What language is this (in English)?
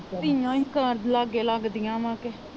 Punjabi